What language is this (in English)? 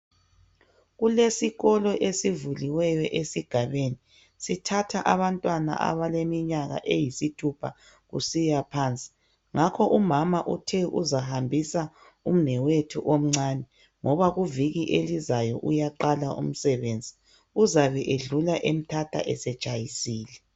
North Ndebele